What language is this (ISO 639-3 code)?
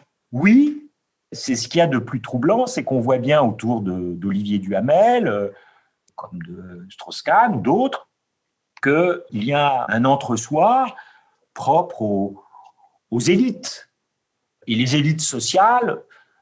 fra